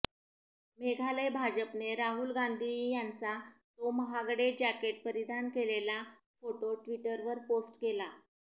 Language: Marathi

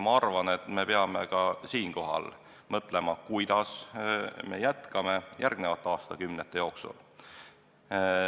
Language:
Estonian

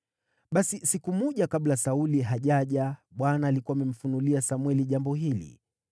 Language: Swahili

